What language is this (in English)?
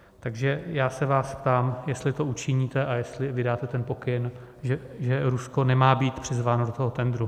Czech